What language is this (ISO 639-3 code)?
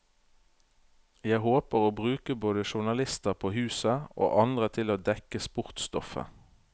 nor